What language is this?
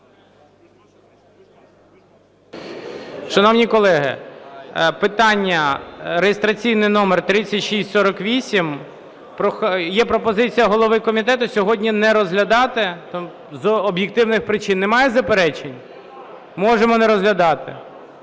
Ukrainian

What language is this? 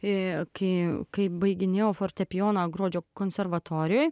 Lithuanian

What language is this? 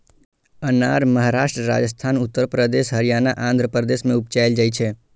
Maithili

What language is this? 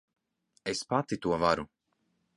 Latvian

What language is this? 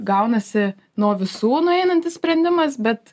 Lithuanian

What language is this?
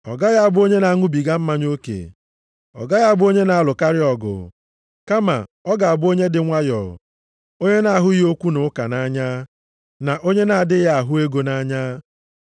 Igbo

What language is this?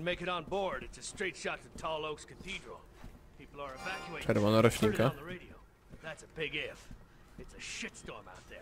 Polish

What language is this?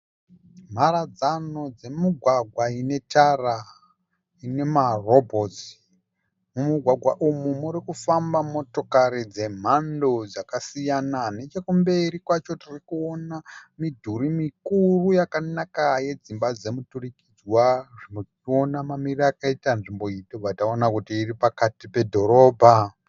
Shona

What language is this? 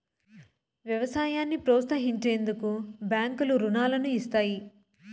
Telugu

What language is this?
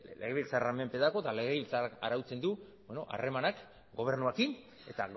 Basque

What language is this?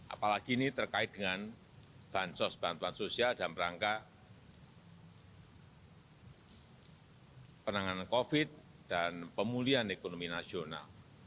Indonesian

